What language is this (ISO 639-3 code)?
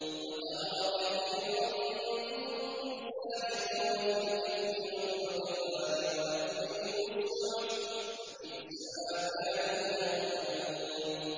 ara